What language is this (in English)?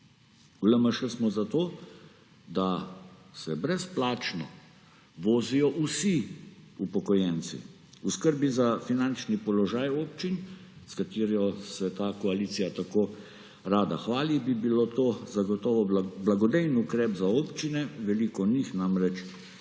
Slovenian